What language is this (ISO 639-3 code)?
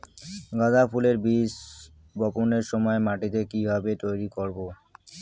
ben